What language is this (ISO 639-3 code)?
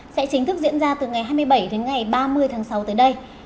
vie